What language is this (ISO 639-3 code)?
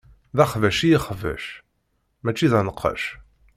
kab